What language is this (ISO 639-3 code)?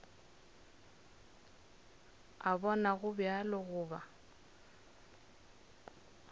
nso